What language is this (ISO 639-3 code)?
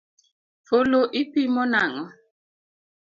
luo